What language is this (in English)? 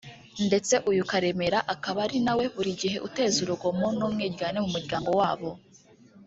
Kinyarwanda